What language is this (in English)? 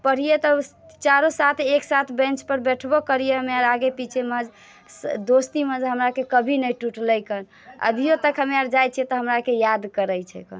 Maithili